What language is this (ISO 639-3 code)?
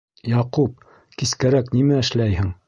bak